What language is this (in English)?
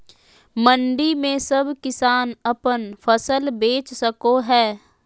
Magahi